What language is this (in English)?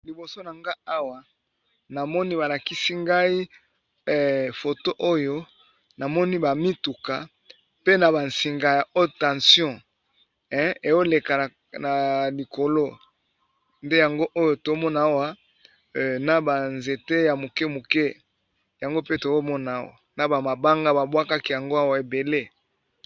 Lingala